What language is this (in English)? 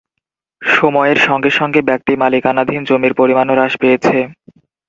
Bangla